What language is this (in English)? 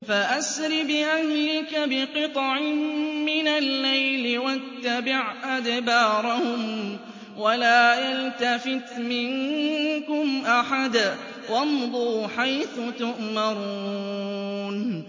Arabic